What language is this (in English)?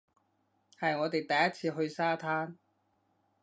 Cantonese